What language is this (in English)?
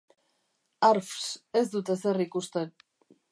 Basque